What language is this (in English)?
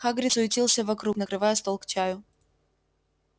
Russian